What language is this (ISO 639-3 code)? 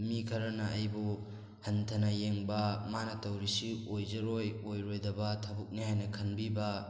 mni